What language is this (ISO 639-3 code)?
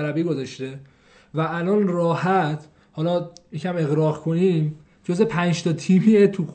fas